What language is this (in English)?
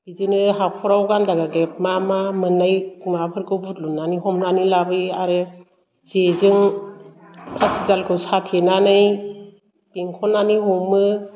Bodo